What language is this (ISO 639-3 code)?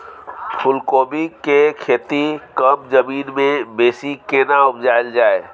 mai